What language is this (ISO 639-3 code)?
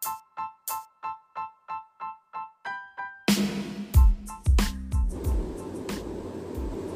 hin